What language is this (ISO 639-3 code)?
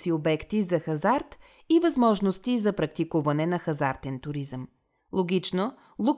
bul